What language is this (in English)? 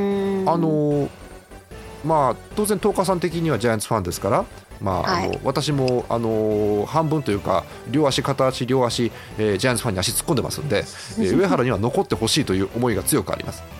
Japanese